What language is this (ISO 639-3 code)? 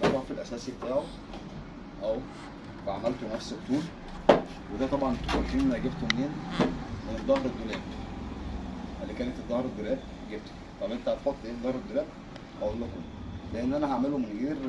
ara